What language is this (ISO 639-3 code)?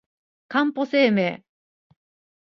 jpn